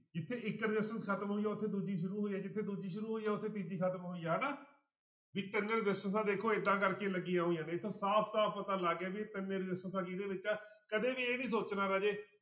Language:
Punjabi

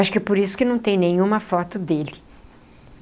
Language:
Portuguese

